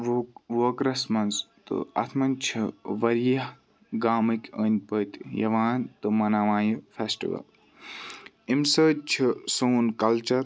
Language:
Kashmiri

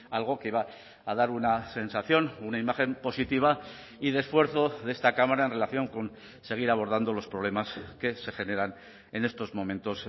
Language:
Spanish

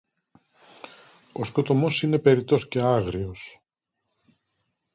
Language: Greek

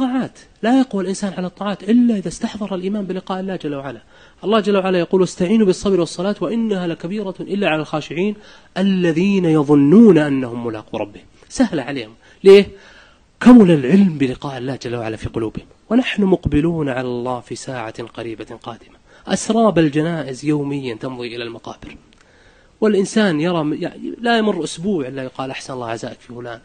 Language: Arabic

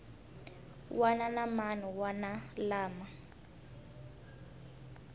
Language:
Tsonga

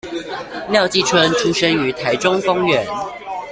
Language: Chinese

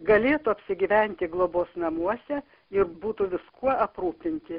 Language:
Lithuanian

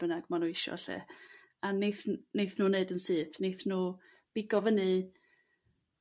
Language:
Welsh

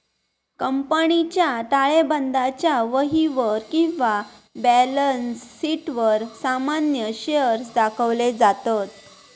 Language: Marathi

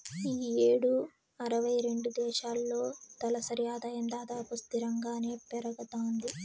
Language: Telugu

